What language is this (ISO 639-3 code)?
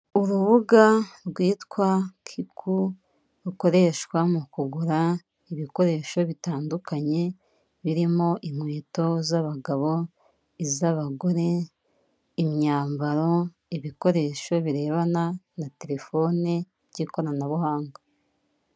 kin